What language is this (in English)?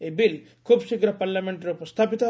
Odia